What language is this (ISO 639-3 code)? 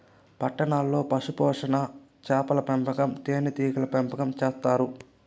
tel